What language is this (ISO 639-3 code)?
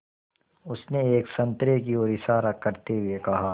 hin